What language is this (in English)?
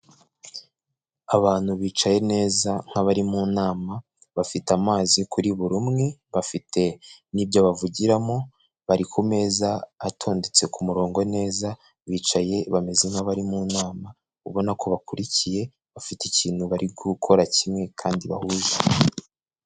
Kinyarwanda